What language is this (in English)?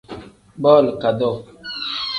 Tem